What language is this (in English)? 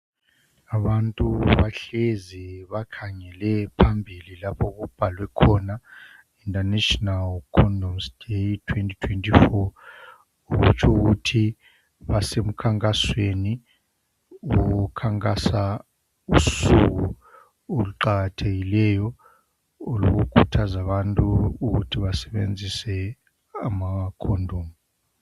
North Ndebele